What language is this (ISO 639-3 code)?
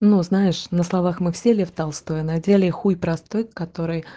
rus